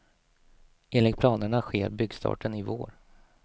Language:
Swedish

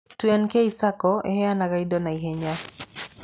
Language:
Kikuyu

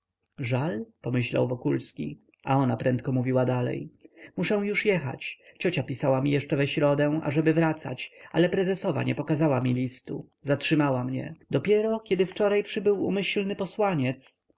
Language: Polish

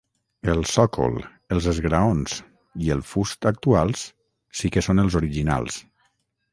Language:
Catalan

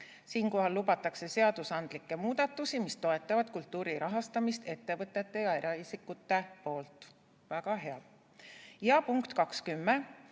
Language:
Estonian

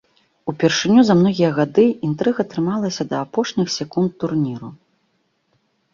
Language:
Belarusian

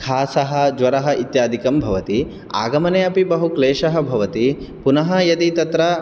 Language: Sanskrit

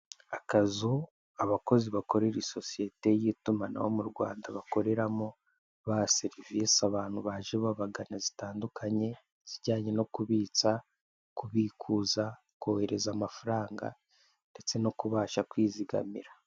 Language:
Kinyarwanda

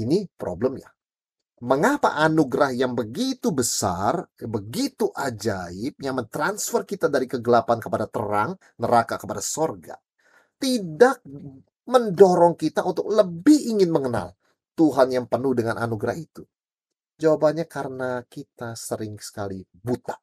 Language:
Indonesian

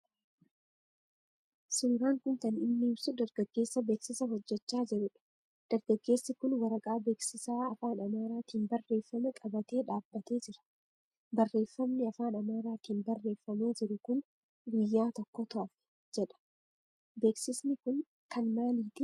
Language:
Oromo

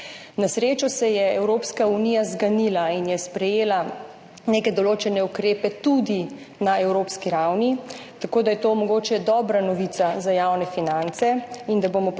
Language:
Slovenian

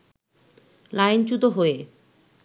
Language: Bangla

